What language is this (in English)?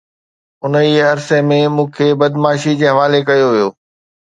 Sindhi